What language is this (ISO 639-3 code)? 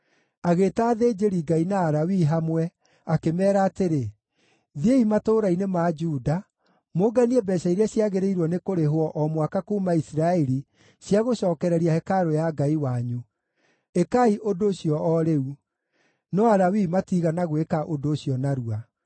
kik